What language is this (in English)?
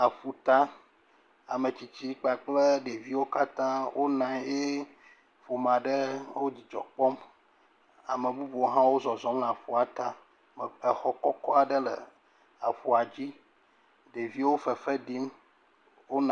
Ewe